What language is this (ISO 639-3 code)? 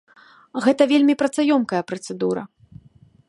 bel